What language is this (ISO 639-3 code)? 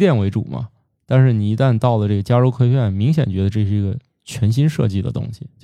zho